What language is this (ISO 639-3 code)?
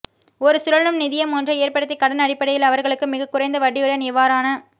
tam